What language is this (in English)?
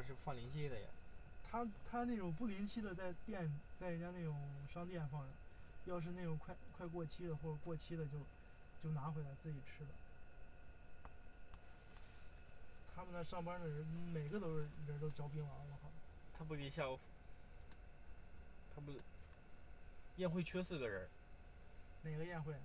Chinese